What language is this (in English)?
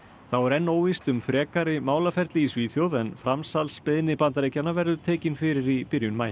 Icelandic